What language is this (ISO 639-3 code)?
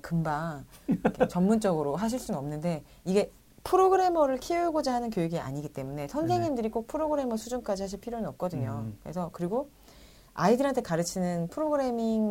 kor